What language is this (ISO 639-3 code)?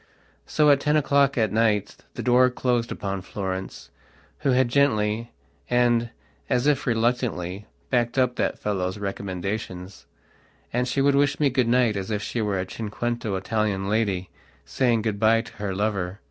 eng